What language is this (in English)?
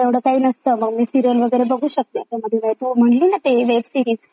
Marathi